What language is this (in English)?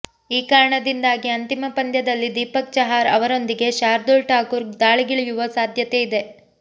Kannada